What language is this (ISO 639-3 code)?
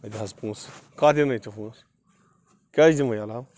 kas